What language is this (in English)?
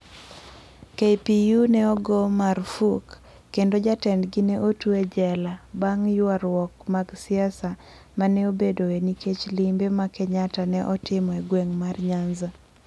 Luo (Kenya and Tanzania)